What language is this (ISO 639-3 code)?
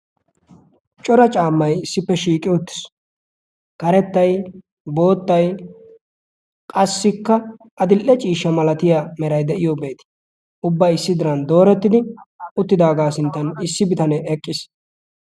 wal